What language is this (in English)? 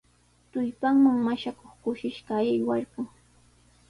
Sihuas Ancash Quechua